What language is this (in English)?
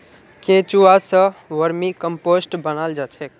Magahi